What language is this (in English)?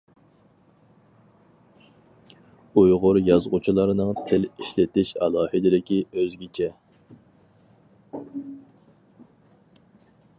Uyghur